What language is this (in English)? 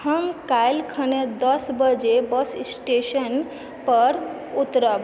Maithili